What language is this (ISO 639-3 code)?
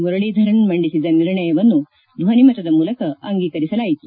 kan